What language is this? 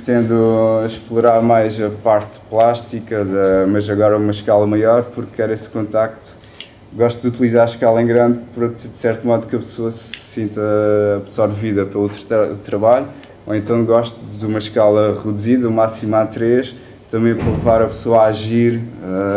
Portuguese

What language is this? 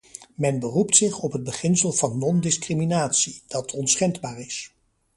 Dutch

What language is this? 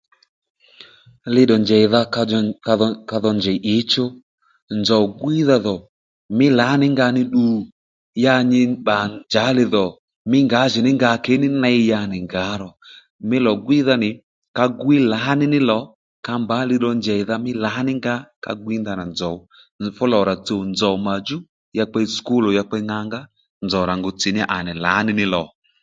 Lendu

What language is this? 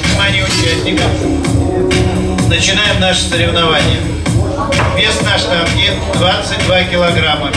Russian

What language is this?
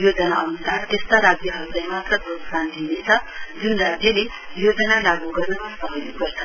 Nepali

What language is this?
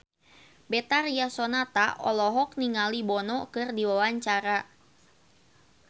Sundanese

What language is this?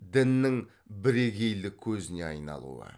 Kazakh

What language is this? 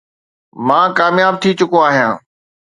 Sindhi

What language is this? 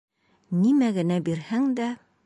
Bashkir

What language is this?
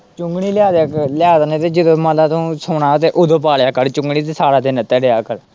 Punjabi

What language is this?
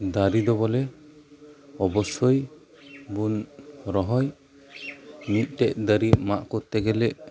Santali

